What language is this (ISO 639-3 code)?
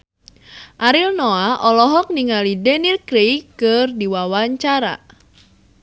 sun